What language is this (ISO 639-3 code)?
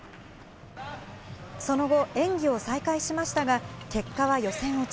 jpn